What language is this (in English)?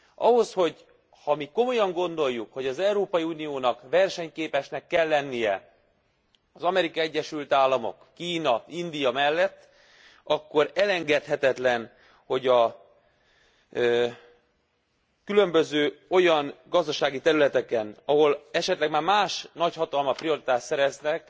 Hungarian